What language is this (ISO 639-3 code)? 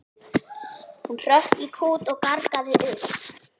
isl